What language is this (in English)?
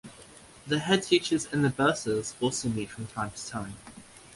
English